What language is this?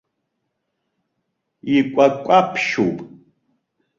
Abkhazian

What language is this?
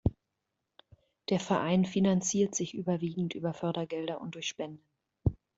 German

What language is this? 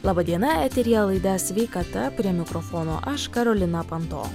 Lithuanian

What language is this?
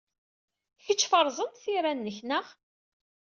Kabyle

